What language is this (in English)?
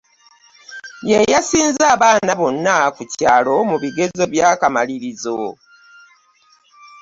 Ganda